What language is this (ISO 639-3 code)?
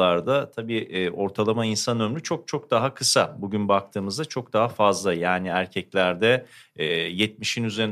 tur